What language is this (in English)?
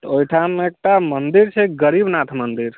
Maithili